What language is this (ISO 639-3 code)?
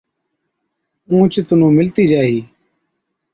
odk